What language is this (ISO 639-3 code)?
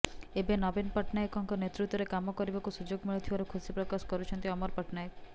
ori